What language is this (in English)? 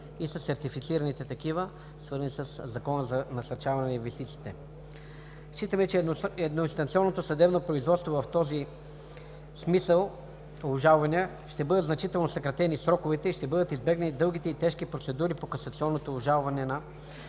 Bulgarian